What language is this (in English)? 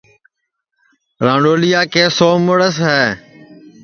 Sansi